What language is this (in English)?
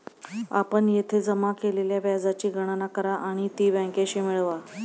Marathi